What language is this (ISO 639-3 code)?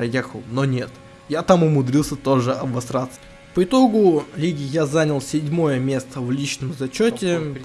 rus